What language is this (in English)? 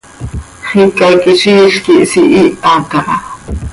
Seri